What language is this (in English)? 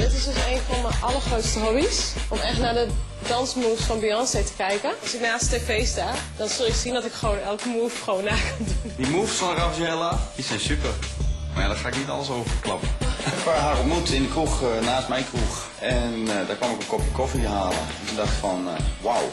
Dutch